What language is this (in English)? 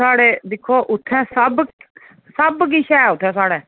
Dogri